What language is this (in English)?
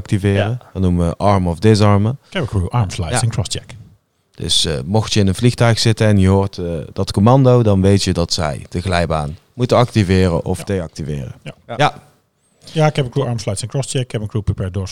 Dutch